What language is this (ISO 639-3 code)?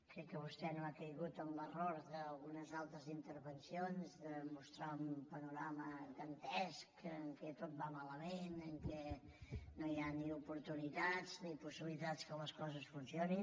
cat